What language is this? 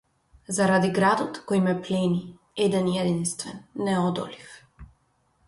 Macedonian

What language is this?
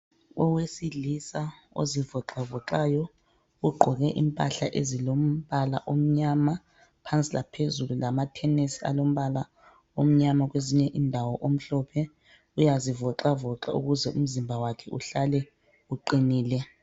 North Ndebele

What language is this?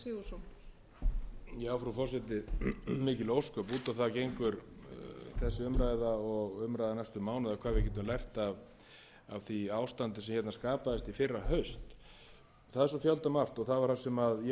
Icelandic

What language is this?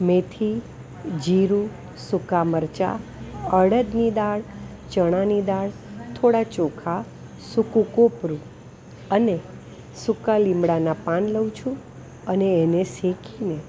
Gujarati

